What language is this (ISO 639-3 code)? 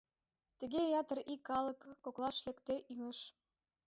chm